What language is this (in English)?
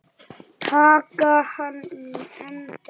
Icelandic